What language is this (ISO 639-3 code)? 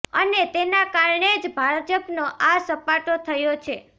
guj